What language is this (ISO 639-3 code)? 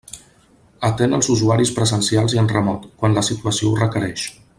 cat